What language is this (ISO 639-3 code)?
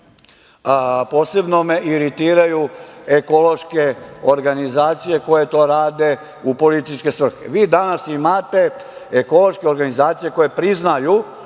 srp